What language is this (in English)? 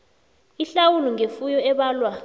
South Ndebele